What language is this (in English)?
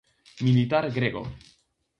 Galician